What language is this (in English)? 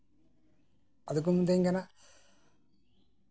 Santali